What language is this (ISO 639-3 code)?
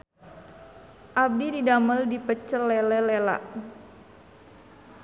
sun